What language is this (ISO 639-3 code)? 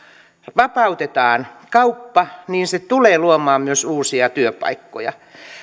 fin